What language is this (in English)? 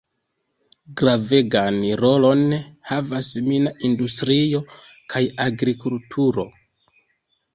Esperanto